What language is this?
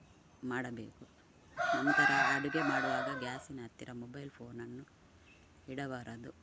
Kannada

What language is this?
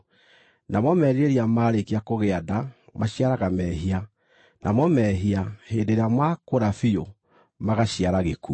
Kikuyu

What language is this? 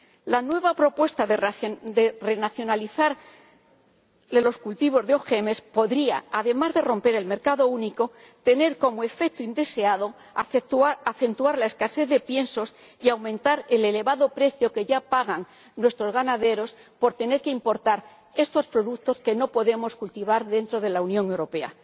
Spanish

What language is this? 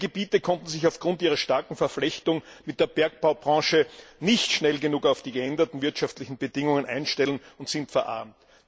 German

